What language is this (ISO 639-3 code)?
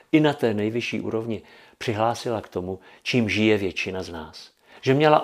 ces